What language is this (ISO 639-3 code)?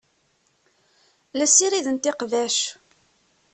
kab